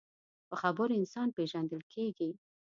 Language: Pashto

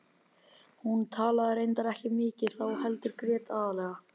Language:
Icelandic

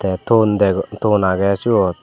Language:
Chakma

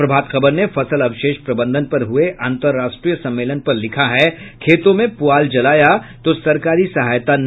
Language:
Hindi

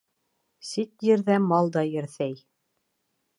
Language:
Bashkir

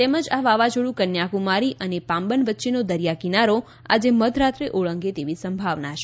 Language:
Gujarati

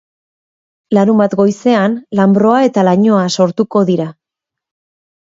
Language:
Basque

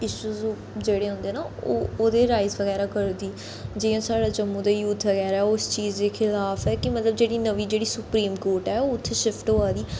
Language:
Dogri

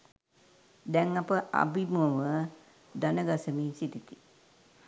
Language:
Sinhala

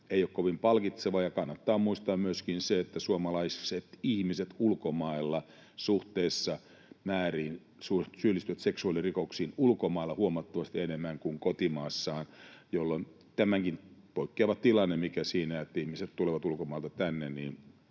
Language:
Finnish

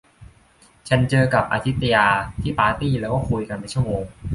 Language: Thai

